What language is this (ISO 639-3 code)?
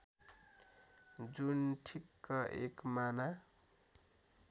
nep